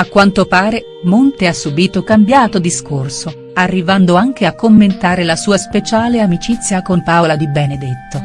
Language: Italian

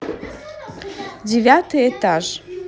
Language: Russian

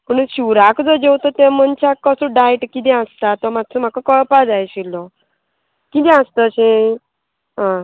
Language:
Konkani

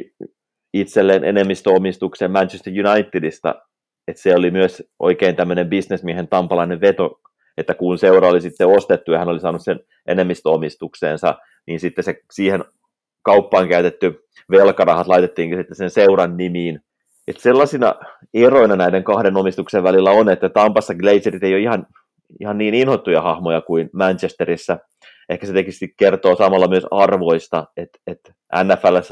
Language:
Finnish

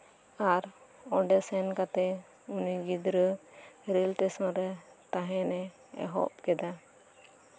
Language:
Santali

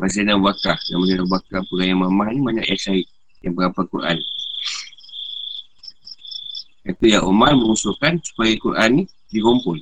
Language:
Malay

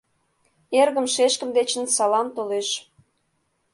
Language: Mari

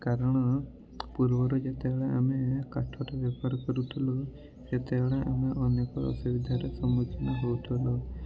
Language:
Odia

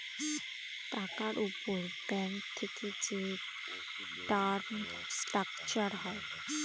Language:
Bangla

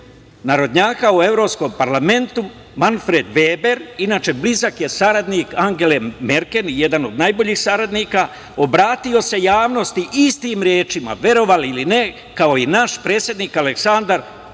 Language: Serbian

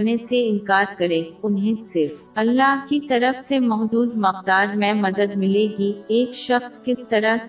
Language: Urdu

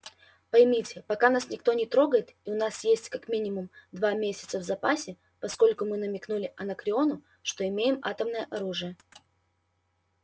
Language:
Russian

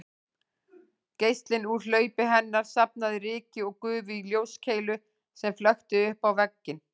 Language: Icelandic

